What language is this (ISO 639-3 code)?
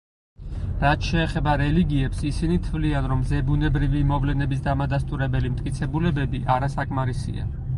kat